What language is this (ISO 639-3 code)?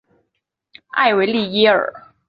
zho